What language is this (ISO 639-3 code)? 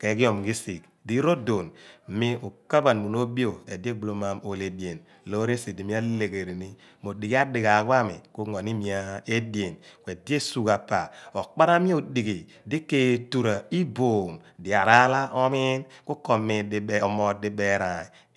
abn